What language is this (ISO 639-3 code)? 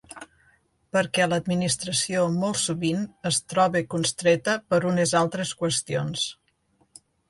cat